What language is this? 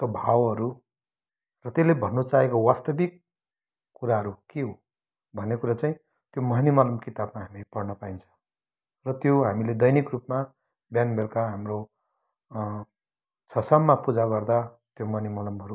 Nepali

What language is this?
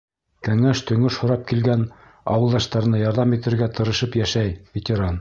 Bashkir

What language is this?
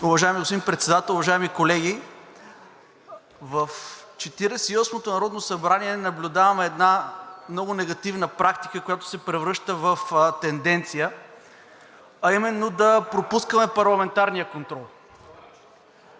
Bulgarian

